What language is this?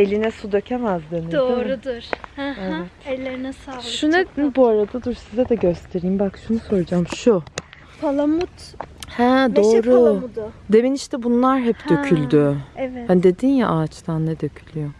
Turkish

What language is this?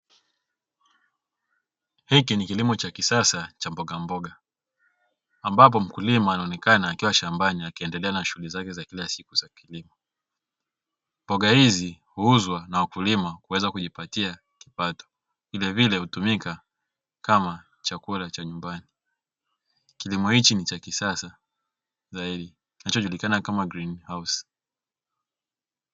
Swahili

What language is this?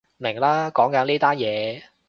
Cantonese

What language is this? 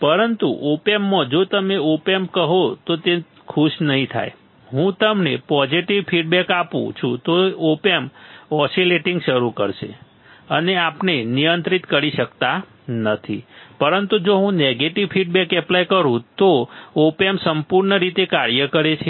Gujarati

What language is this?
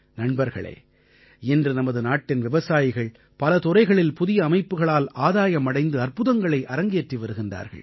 Tamil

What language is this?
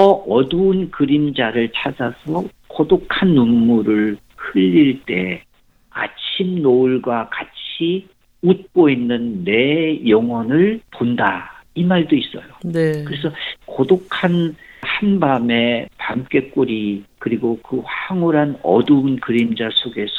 Korean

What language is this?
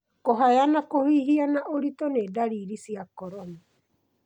Kikuyu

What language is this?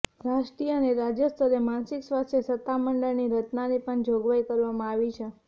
Gujarati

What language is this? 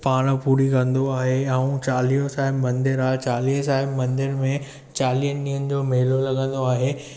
Sindhi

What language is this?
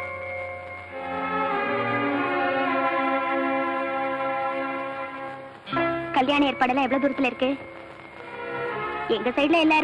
Indonesian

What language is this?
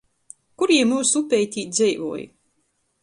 Latgalian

